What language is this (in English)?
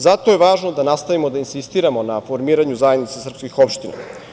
Serbian